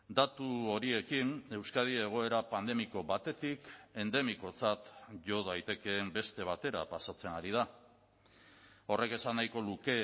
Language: Basque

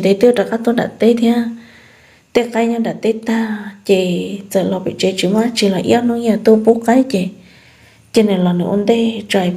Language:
Vietnamese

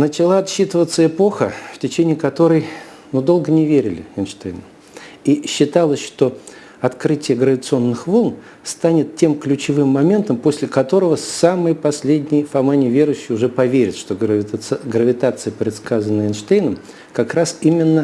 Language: Russian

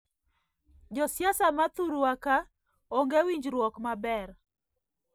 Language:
Luo (Kenya and Tanzania)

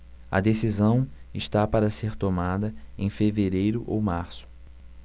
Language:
Portuguese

